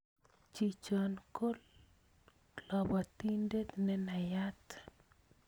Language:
Kalenjin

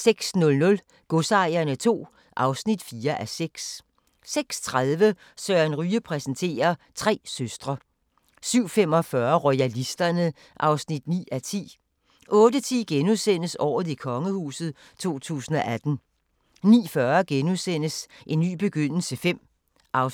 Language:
Danish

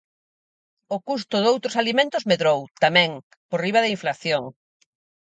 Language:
Galician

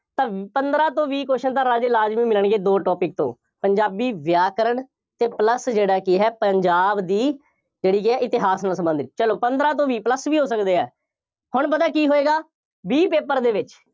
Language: Punjabi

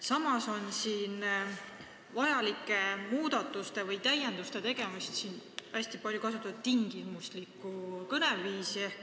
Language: Estonian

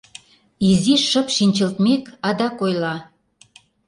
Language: Mari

